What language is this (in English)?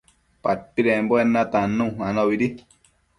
Matsés